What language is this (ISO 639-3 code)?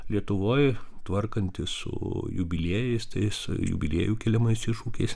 lit